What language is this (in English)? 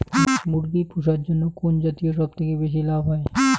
Bangla